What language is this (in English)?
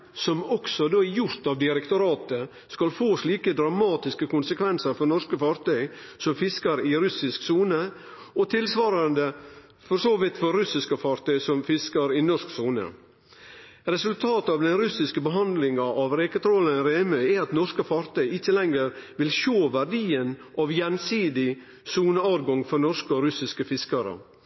Norwegian Nynorsk